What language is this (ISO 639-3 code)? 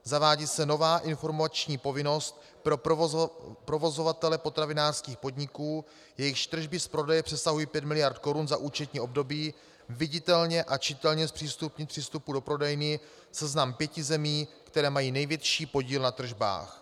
ces